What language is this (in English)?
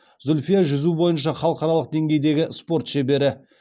Kazakh